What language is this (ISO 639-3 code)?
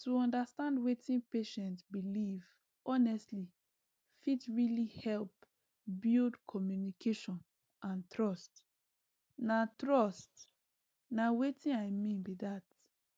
pcm